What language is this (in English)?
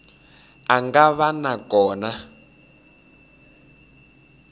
Tsonga